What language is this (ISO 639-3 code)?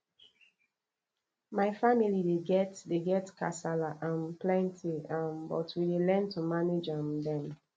pcm